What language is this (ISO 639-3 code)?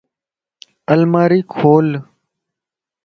lss